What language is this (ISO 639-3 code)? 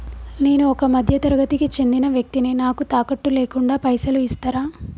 tel